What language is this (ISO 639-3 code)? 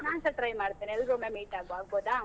kan